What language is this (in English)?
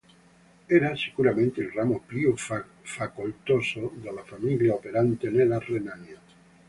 Italian